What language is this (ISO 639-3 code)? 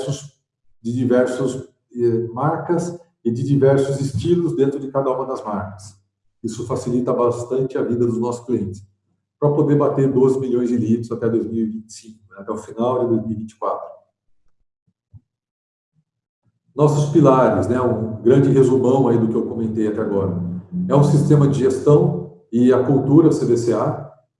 por